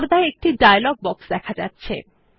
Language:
Bangla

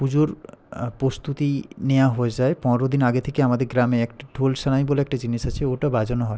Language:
Bangla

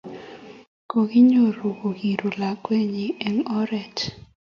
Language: Kalenjin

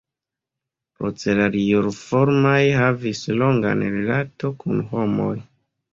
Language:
Esperanto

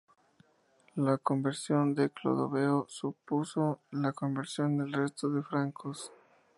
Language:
Spanish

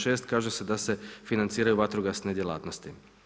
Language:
Croatian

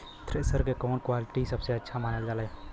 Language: Bhojpuri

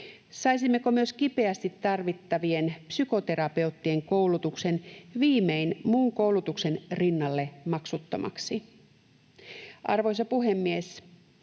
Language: Finnish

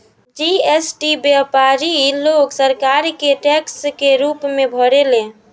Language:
Bhojpuri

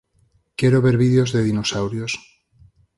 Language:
Galician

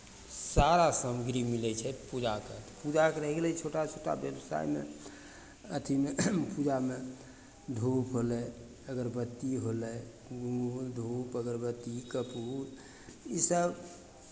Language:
Maithili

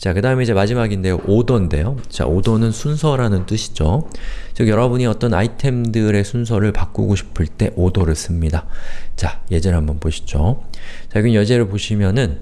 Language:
Korean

